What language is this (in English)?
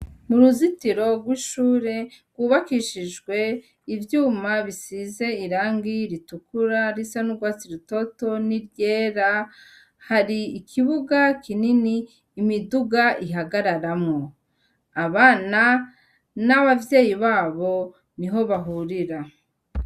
Rundi